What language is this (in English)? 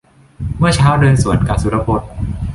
Thai